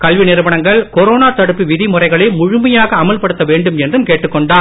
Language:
Tamil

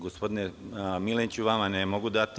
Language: Serbian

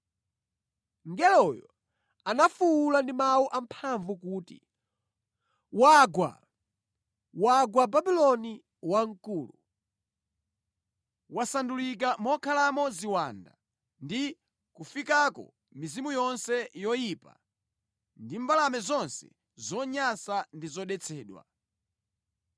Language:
Nyanja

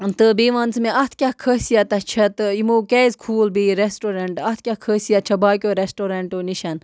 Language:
Kashmiri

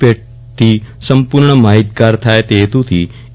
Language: Gujarati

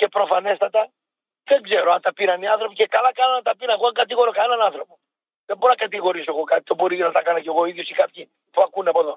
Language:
Greek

